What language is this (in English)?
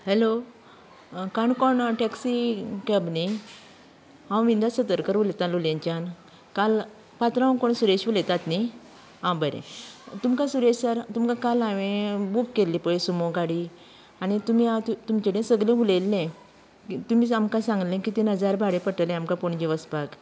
Konkani